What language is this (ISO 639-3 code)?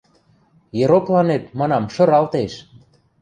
mrj